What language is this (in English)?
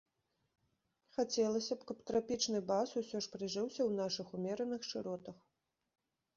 Belarusian